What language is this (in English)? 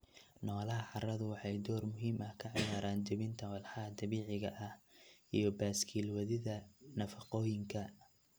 Somali